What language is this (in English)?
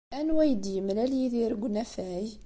Kabyle